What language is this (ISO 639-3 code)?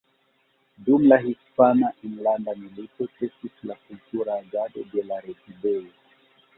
epo